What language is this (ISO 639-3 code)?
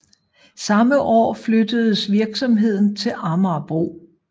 dan